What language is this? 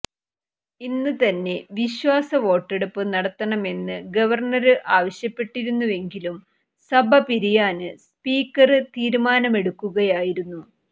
Malayalam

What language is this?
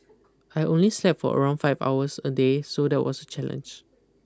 English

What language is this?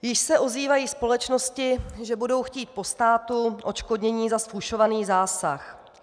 Czech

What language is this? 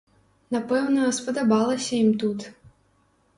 Belarusian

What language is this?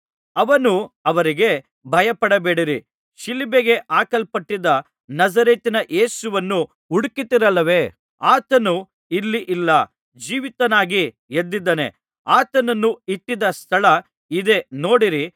Kannada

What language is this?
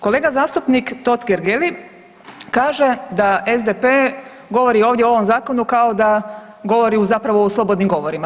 Croatian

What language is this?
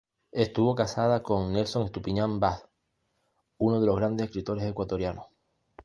Spanish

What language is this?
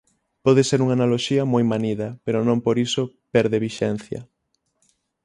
Galician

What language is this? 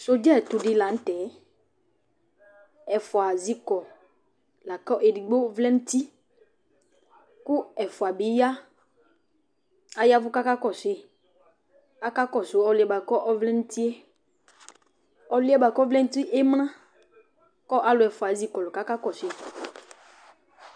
Ikposo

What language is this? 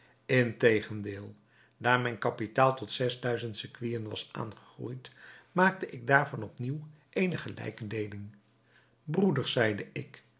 Dutch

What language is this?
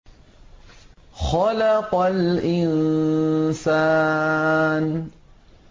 Arabic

